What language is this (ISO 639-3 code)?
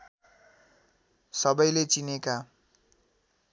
nep